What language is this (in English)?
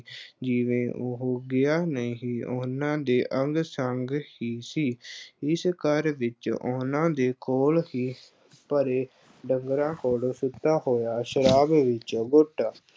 Punjabi